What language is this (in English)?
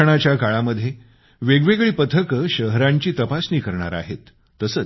Marathi